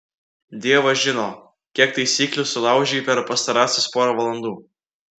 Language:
Lithuanian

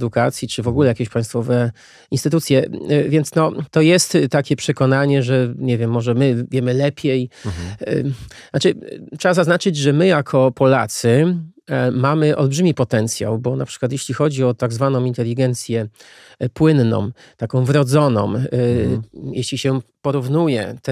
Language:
Polish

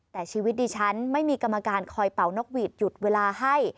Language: Thai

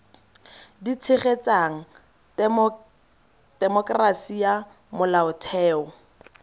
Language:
Tswana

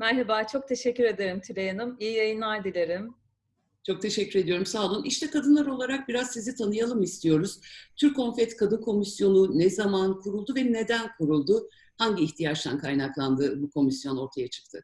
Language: Turkish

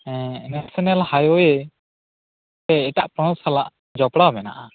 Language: Santali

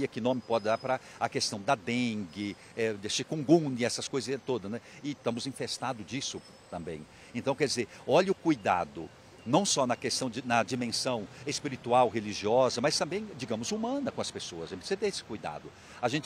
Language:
Portuguese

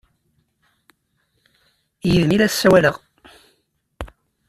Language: Kabyle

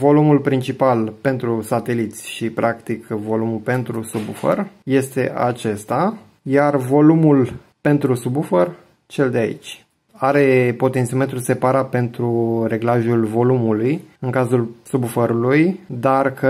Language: Romanian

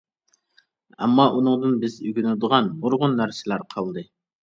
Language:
Uyghur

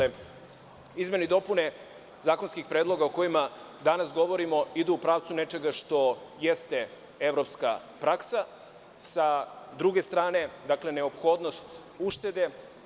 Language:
Serbian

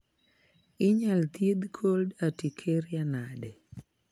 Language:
Luo (Kenya and Tanzania)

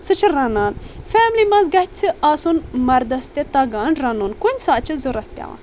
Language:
Kashmiri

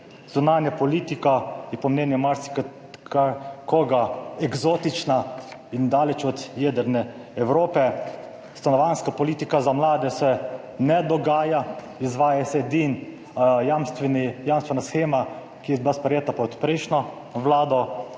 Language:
Slovenian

